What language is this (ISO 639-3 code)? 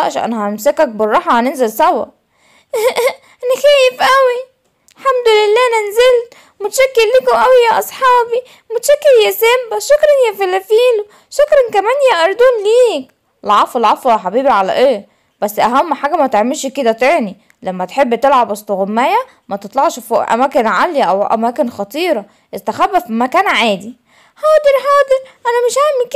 ara